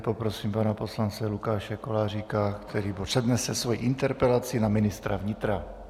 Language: Czech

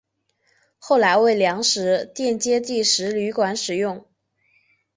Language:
Chinese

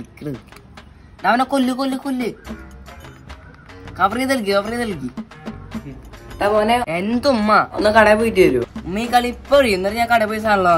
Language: Arabic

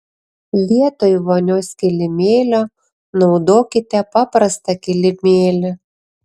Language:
Lithuanian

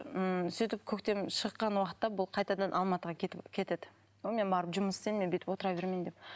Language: Kazakh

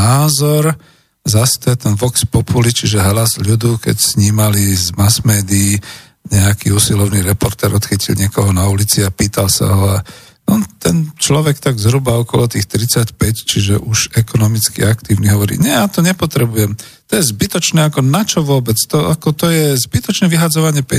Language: Slovak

